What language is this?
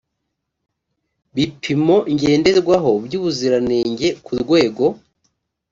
Kinyarwanda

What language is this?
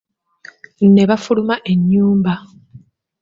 Ganda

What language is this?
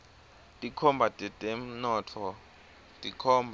Swati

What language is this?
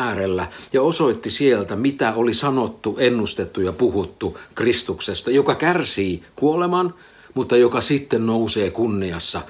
Finnish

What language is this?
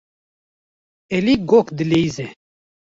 Kurdish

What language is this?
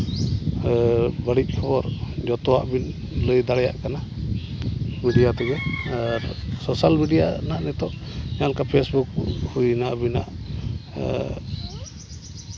Santali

